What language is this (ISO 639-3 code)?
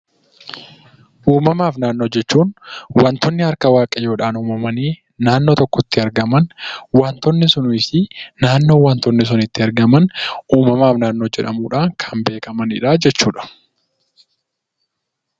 orm